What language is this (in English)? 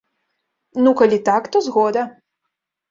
Belarusian